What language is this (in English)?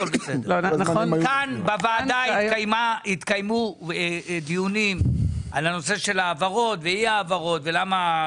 Hebrew